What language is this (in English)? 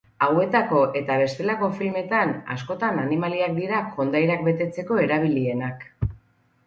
Basque